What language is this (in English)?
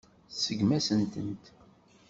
Kabyle